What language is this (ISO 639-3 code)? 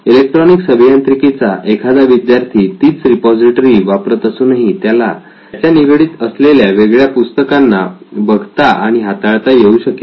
mar